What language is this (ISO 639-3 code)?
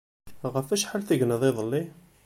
kab